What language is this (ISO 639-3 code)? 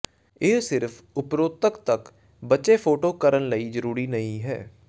pan